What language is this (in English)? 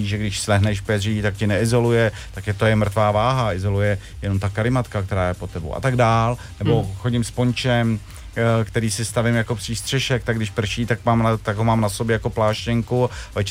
Czech